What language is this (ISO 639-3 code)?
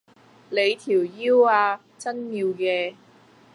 yue